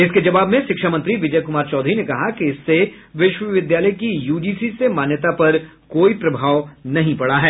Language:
Hindi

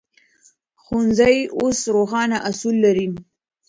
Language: Pashto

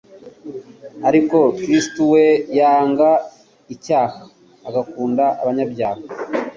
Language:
Kinyarwanda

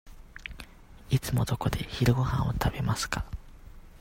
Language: Japanese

